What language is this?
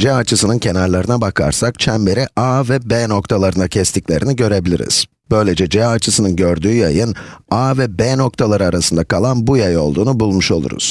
Turkish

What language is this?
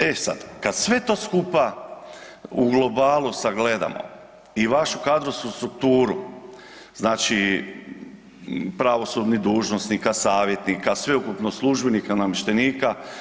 Croatian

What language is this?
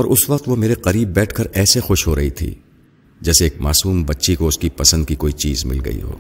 Urdu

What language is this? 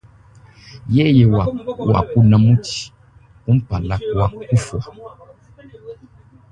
Luba-Lulua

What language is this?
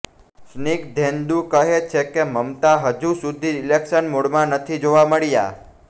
Gujarati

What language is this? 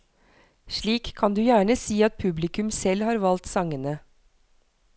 Norwegian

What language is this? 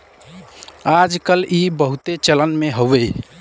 Bhojpuri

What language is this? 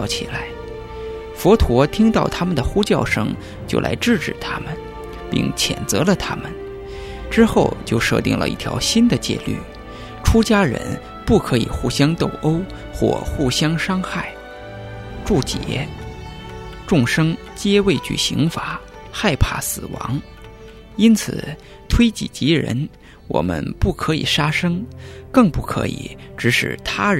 Chinese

